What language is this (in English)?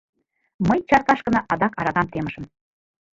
Mari